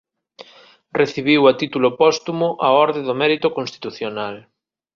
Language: Galician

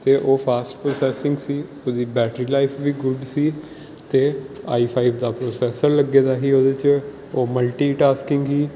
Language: Punjabi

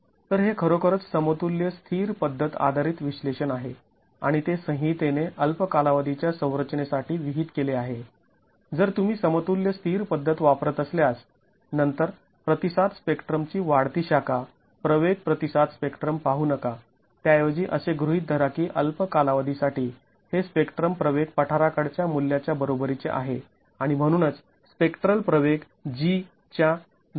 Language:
Marathi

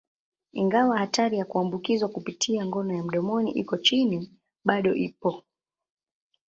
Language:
Swahili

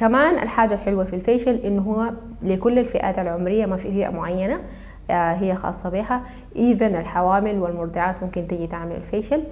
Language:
Arabic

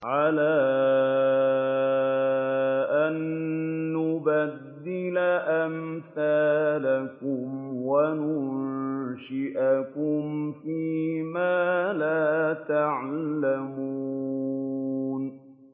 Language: Arabic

